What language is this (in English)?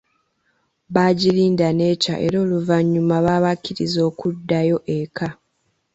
Ganda